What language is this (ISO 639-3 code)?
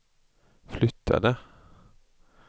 swe